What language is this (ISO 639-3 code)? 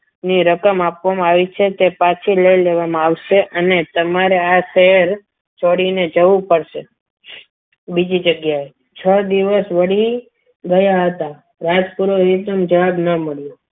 guj